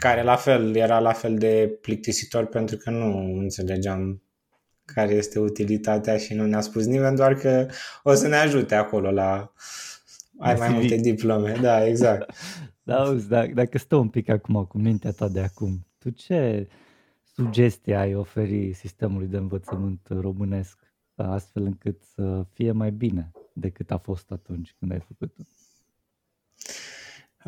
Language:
Romanian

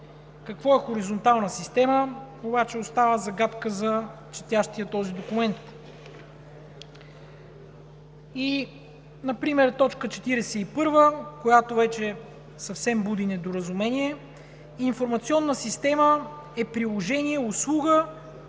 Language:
Bulgarian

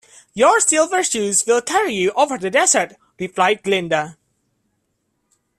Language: English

